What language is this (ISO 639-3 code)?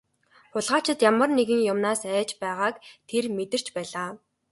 mon